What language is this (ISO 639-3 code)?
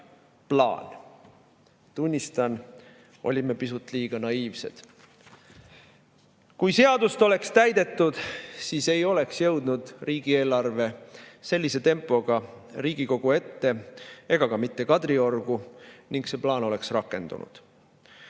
est